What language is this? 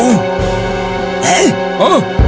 Indonesian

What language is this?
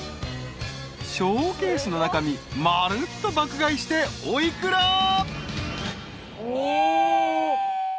Japanese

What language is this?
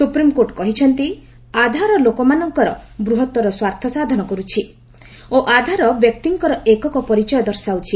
Odia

